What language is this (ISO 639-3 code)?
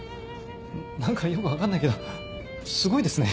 jpn